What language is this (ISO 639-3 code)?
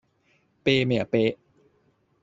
yue